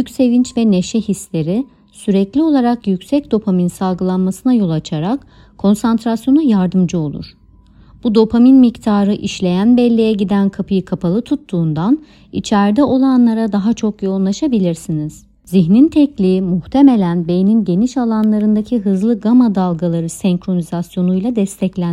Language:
Turkish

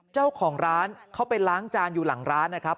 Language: Thai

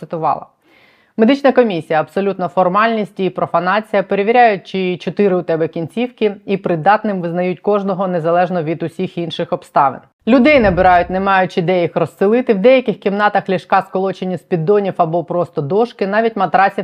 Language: Ukrainian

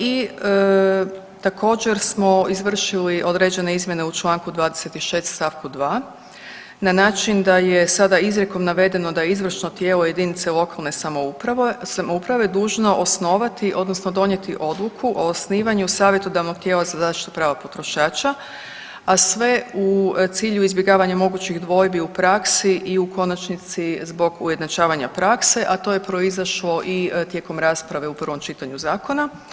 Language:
Croatian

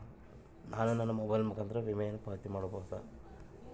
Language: Kannada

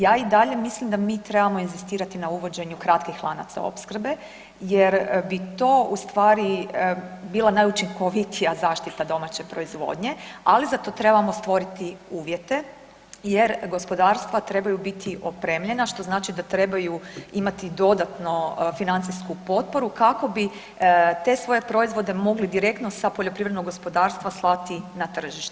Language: Croatian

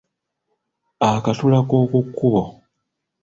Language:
Ganda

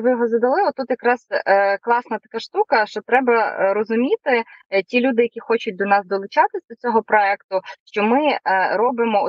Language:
Ukrainian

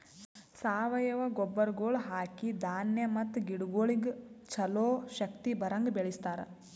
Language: Kannada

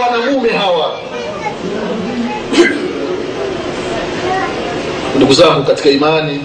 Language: Swahili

